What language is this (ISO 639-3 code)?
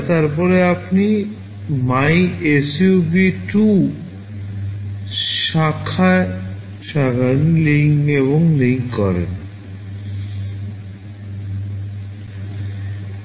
ben